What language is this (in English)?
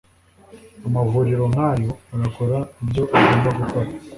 Kinyarwanda